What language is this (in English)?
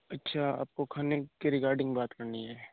Hindi